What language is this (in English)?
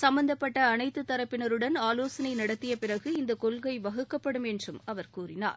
Tamil